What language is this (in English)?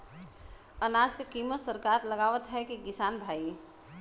Bhojpuri